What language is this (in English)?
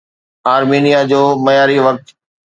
Sindhi